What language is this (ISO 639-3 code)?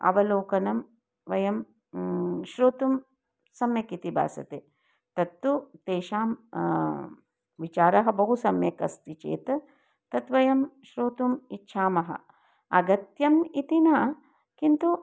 san